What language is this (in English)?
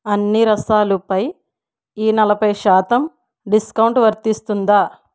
Telugu